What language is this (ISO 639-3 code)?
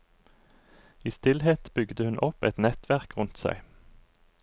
nor